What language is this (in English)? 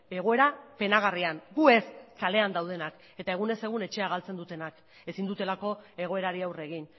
Basque